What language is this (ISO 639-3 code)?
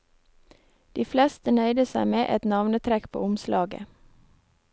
nor